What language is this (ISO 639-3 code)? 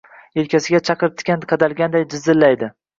uzb